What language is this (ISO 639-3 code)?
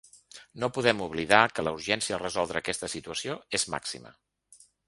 cat